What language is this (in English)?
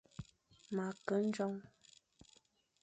Fang